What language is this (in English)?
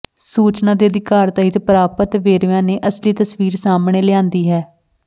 Punjabi